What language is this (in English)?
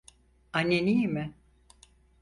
Turkish